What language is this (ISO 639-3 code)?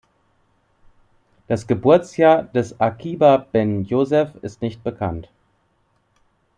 deu